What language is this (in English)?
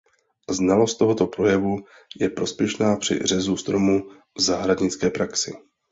Czech